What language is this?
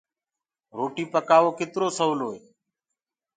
Gurgula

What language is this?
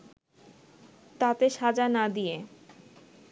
Bangla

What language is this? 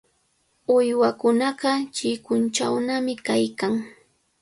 Cajatambo North Lima Quechua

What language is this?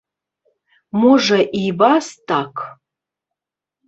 Belarusian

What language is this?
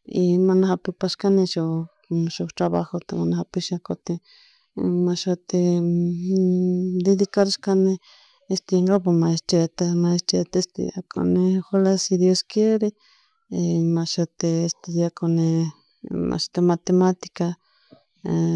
Chimborazo Highland Quichua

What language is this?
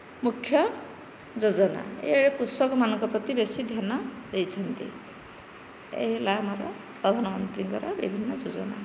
Odia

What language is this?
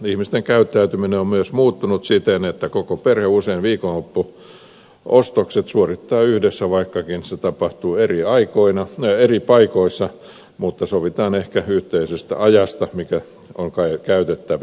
Finnish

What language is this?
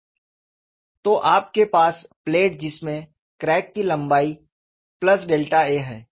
Hindi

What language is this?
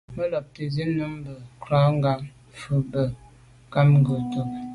Medumba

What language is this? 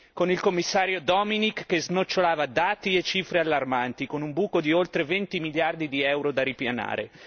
Italian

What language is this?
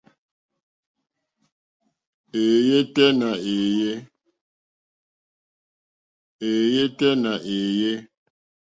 Mokpwe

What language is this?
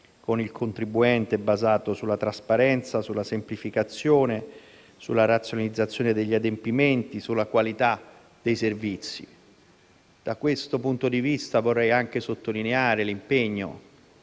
Italian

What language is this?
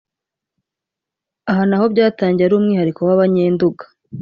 Kinyarwanda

